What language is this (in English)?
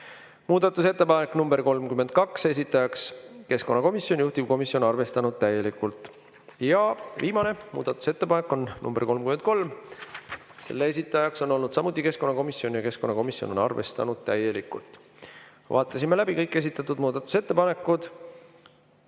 Estonian